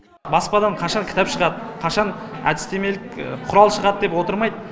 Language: Kazakh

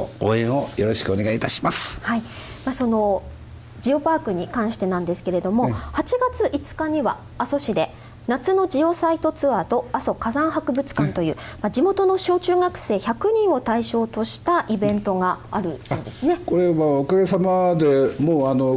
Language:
Japanese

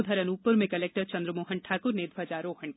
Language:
Hindi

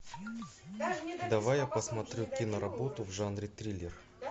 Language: Russian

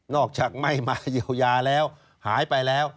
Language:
Thai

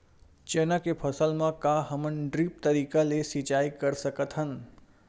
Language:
Chhattisgarhi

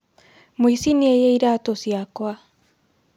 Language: Kikuyu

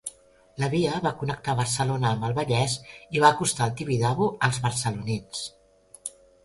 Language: Catalan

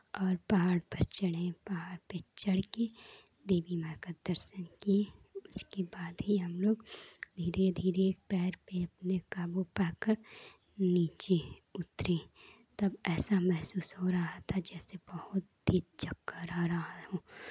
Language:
Hindi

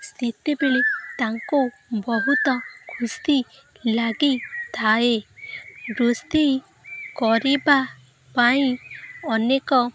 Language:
Odia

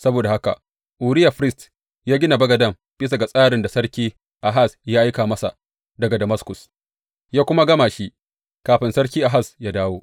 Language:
Hausa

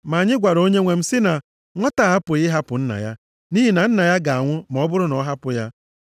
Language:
Igbo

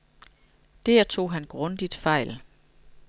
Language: Danish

